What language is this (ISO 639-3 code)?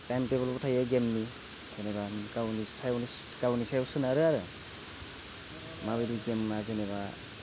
brx